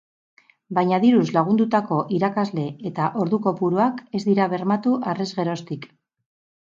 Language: Basque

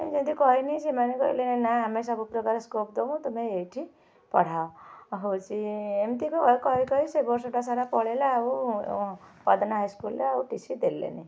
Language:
Odia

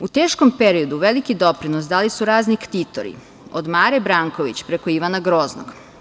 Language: Serbian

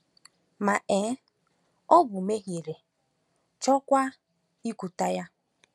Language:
Igbo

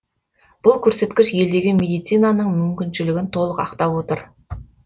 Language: Kazakh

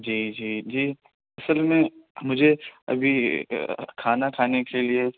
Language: Urdu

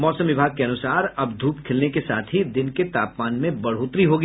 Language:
Hindi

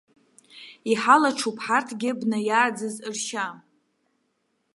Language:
Abkhazian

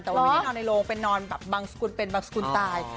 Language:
Thai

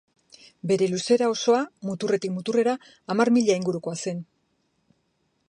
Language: Basque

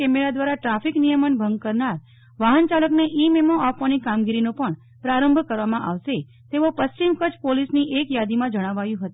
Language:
Gujarati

